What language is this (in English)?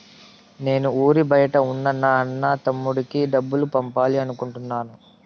Telugu